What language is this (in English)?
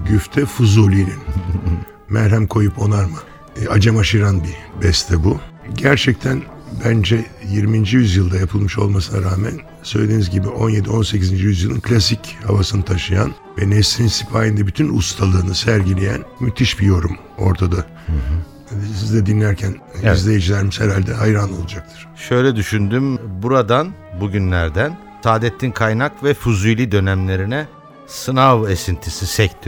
Turkish